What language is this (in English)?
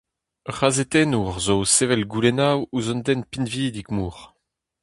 Breton